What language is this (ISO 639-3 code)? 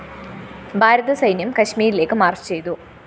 mal